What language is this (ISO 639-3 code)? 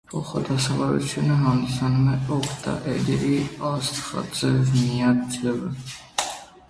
hye